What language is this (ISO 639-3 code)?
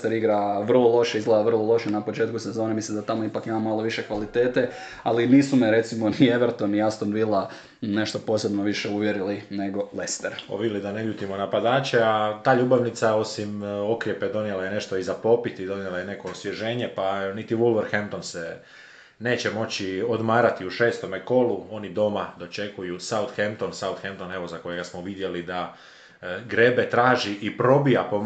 hrv